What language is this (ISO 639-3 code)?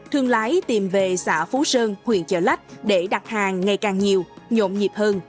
vie